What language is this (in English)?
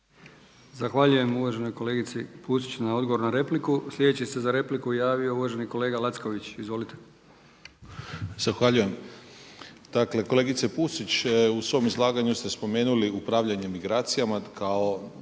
Croatian